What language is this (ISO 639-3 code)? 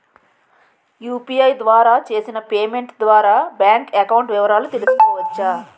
tel